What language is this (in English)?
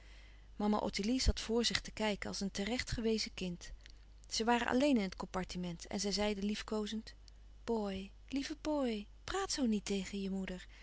Dutch